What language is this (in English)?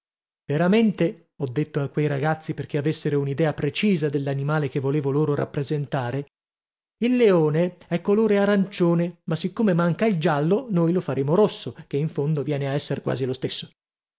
Italian